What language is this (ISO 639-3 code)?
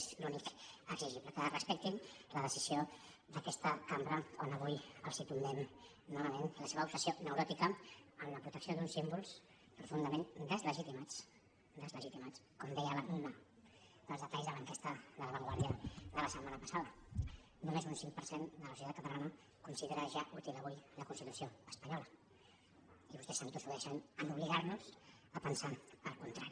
cat